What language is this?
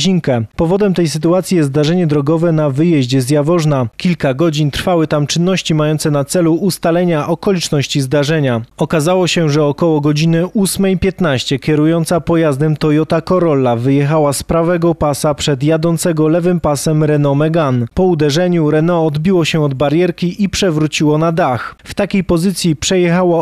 Polish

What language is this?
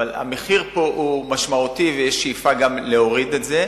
Hebrew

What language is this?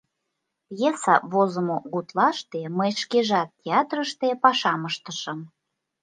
Mari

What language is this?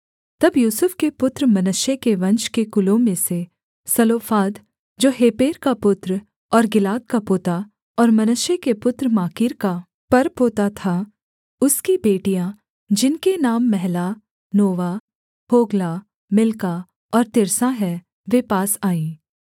Hindi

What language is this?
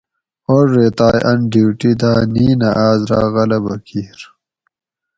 Gawri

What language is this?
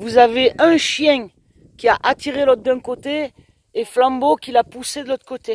French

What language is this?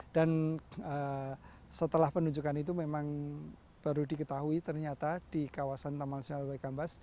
Indonesian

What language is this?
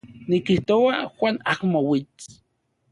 Central Puebla Nahuatl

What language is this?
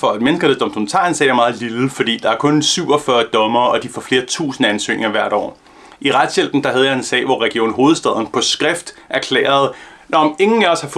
Danish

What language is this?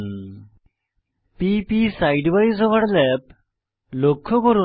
Bangla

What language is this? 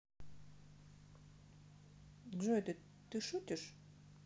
Russian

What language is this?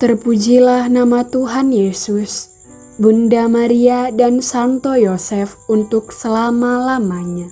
Indonesian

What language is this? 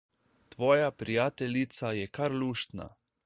Slovenian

